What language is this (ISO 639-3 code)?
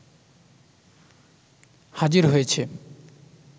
ben